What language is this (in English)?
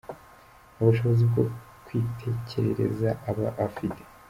Kinyarwanda